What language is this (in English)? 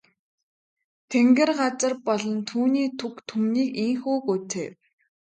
Mongolian